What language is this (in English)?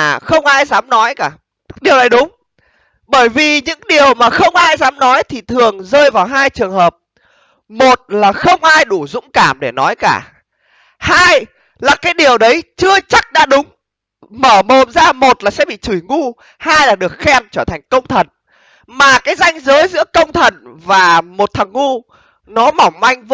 Vietnamese